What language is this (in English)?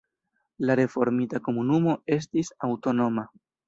Esperanto